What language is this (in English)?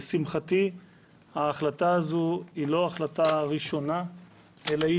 Hebrew